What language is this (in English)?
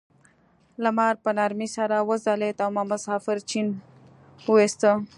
Pashto